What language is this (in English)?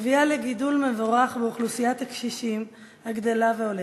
Hebrew